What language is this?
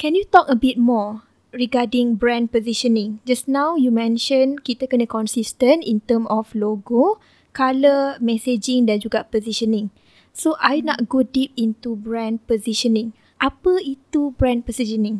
Malay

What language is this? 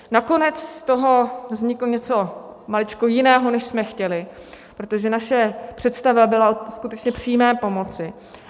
Czech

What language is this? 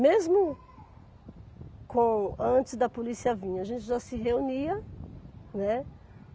Portuguese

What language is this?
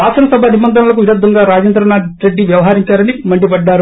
Telugu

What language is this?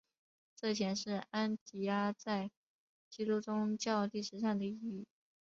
Chinese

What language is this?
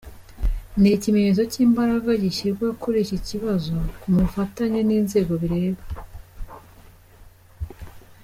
Kinyarwanda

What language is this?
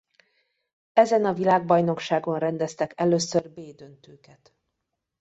Hungarian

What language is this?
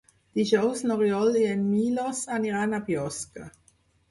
Catalan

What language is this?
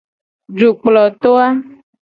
Gen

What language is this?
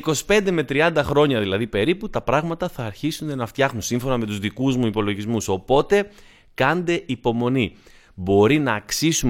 Greek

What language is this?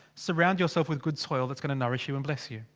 English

